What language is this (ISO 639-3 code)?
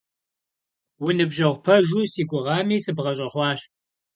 kbd